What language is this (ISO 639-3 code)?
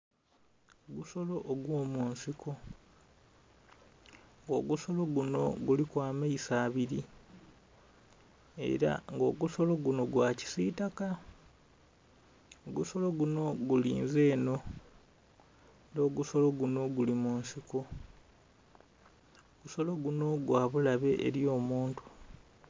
xog